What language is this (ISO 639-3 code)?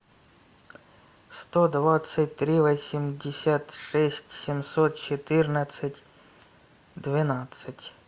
rus